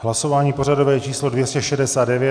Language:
Czech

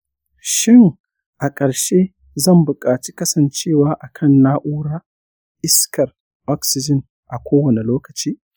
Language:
Hausa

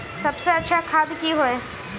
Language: Magahi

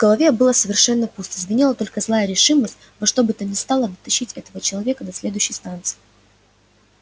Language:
Russian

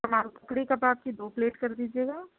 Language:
Urdu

